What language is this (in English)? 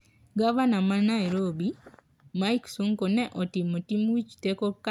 Luo (Kenya and Tanzania)